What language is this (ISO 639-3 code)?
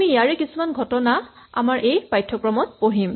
asm